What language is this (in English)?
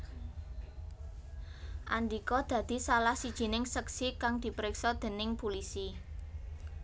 Javanese